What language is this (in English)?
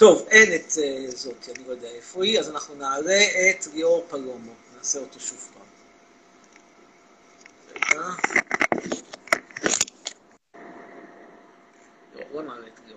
Hebrew